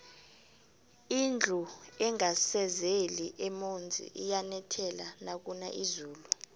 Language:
South Ndebele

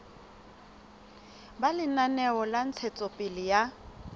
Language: Southern Sotho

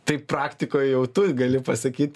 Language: Lithuanian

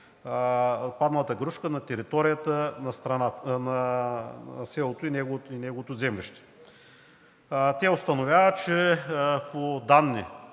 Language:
Bulgarian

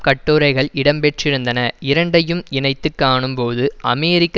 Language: Tamil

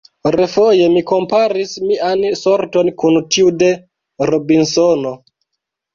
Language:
Esperanto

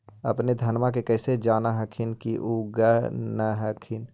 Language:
Magahi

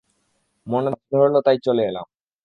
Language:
Bangla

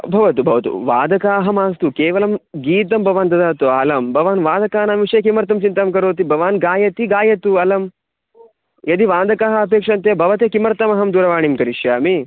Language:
Sanskrit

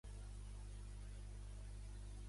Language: Catalan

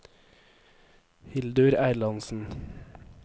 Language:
Norwegian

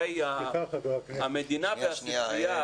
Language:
Hebrew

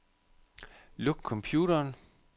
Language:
Danish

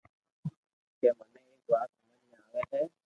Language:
Loarki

